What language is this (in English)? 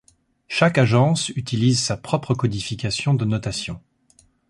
French